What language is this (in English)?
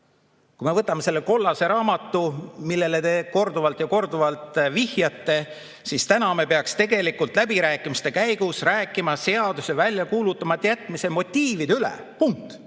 Estonian